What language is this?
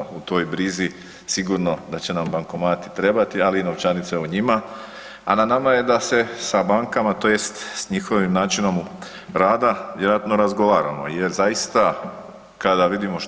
Croatian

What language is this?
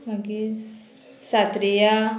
Konkani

